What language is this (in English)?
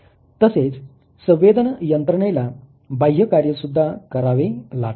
Marathi